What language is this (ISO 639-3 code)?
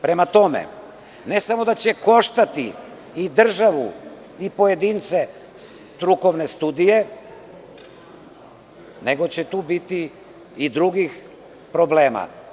srp